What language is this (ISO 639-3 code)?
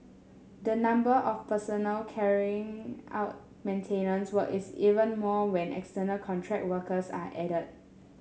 eng